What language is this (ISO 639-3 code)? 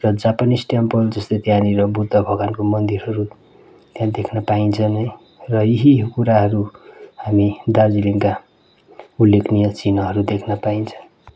nep